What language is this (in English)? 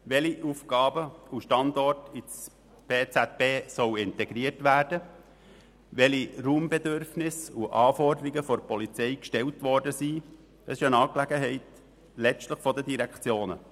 Swiss German